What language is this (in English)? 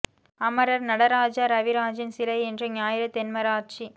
Tamil